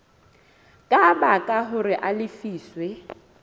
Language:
Southern Sotho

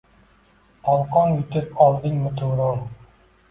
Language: Uzbek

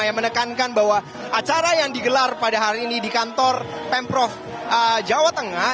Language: Indonesian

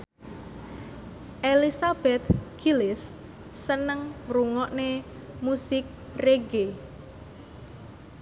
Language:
Javanese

